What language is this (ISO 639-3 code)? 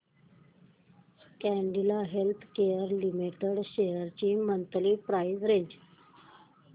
mar